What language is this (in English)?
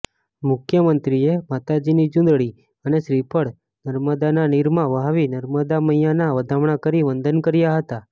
Gujarati